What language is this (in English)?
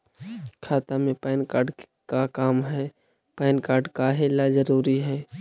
Magahi